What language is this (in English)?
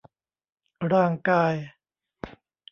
Thai